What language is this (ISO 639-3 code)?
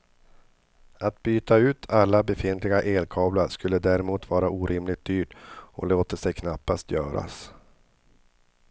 swe